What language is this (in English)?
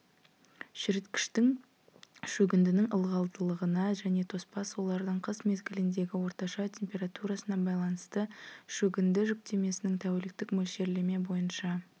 Kazakh